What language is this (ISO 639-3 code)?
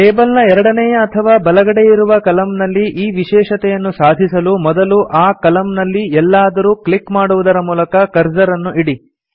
kan